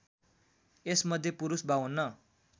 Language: Nepali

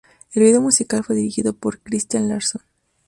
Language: Spanish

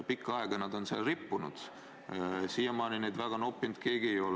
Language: Estonian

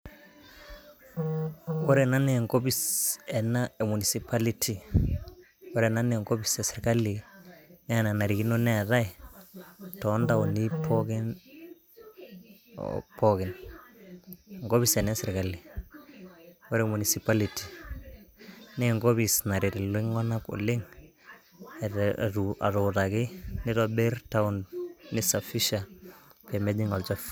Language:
Masai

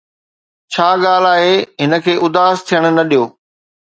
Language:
Sindhi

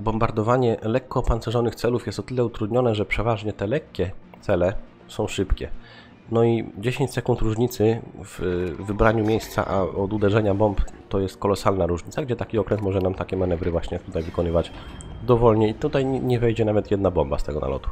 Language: Polish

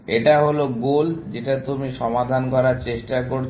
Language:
Bangla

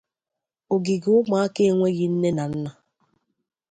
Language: Igbo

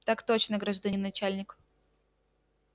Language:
Russian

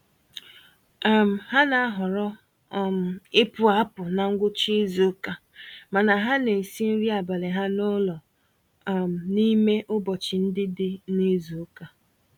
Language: Igbo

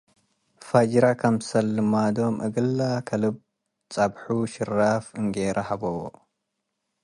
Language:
Tigre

